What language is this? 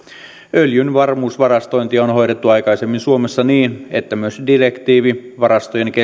Finnish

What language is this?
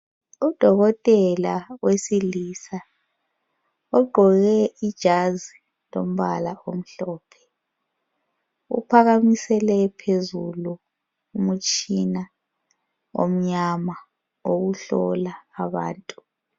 North Ndebele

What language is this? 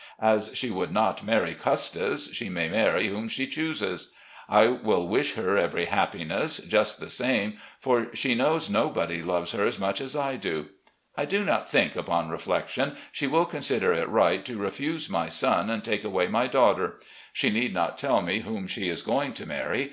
English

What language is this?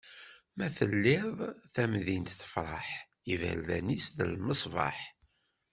Kabyle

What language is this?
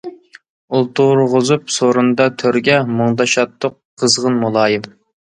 Uyghur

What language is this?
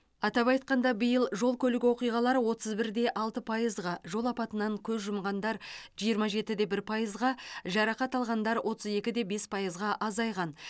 Kazakh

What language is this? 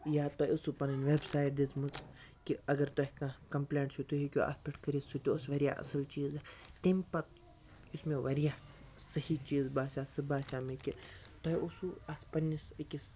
Kashmiri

